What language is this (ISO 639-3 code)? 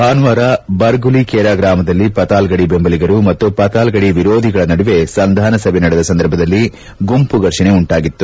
kan